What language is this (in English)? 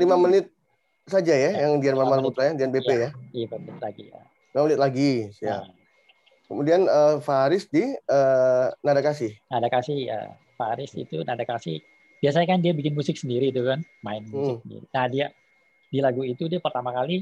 Indonesian